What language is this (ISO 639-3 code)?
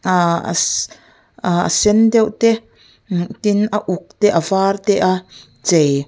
lus